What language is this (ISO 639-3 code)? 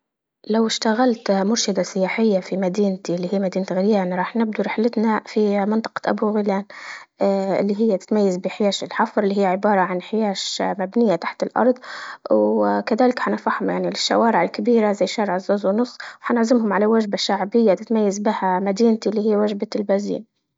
ayl